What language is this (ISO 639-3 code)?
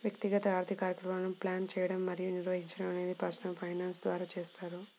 tel